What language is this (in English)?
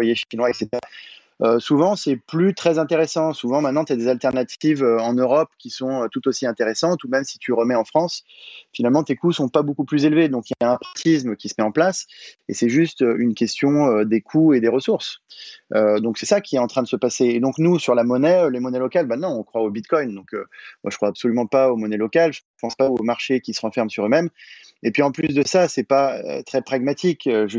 French